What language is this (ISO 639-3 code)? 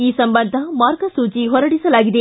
kan